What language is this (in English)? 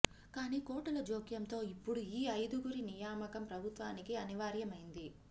Telugu